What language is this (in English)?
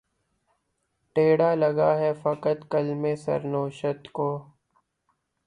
Urdu